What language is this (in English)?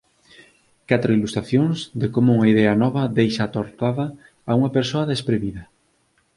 Galician